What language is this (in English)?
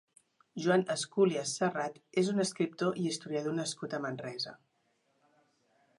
Catalan